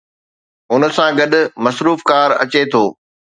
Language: Sindhi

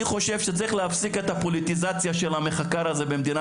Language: Hebrew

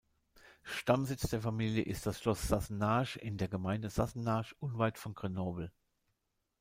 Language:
German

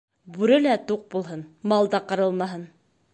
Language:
Bashkir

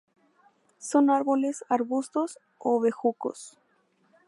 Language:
Spanish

